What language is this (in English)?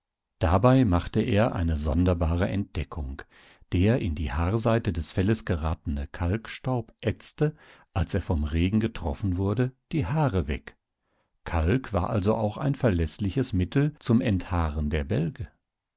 German